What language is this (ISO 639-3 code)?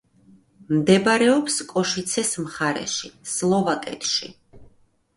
kat